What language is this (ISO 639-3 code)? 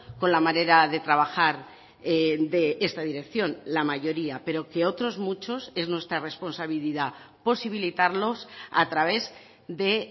spa